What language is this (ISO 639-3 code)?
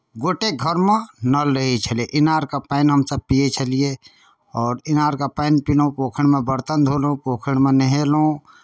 mai